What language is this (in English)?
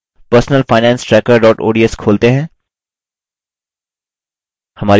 Hindi